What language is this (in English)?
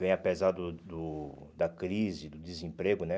Portuguese